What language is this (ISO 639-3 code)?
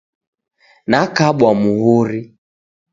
dav